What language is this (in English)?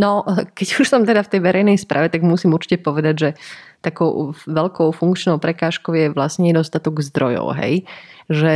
Slovak